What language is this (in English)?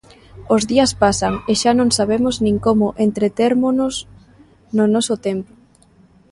Galician